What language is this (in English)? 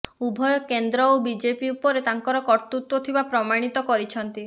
Odia